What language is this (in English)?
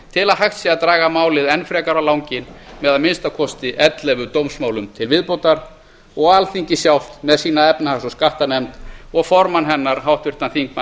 Icelandic